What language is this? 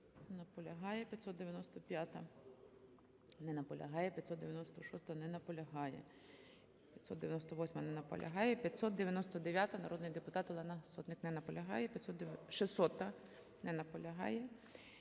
Ukrainian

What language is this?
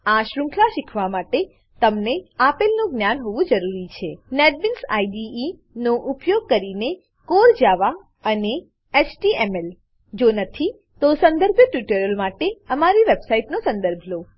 Gujarati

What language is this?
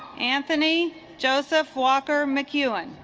English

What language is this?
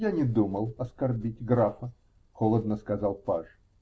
Russian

